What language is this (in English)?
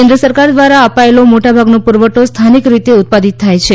Gujarati